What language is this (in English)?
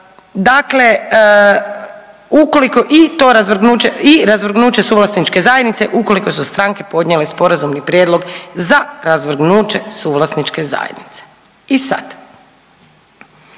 Croatian